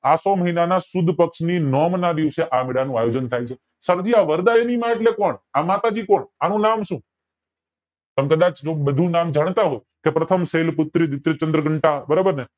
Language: Gujarati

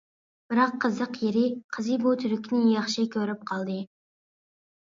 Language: Uyghur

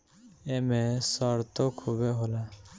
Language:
Bhojpuri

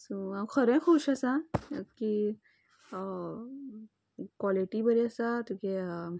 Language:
Konkani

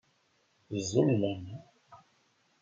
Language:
Kabyle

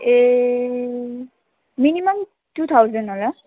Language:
Nepali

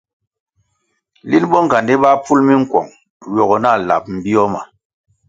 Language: Kwasio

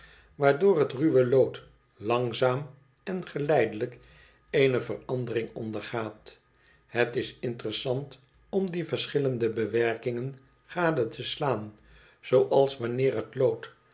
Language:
Dutch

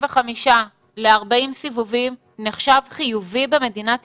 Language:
Hebrew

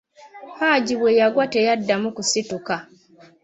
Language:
Ganda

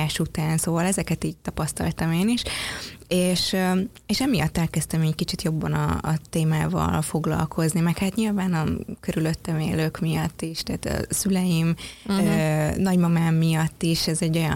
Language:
Hungarian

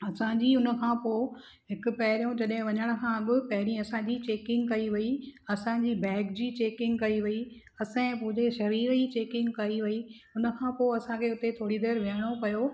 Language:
Sindhi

